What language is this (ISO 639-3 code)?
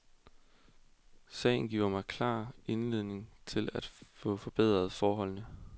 dan